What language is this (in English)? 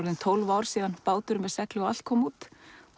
Icelandic